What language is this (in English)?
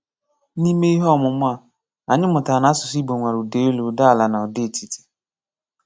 Igbo